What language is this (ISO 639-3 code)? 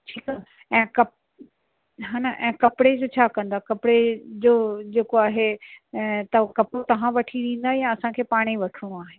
snd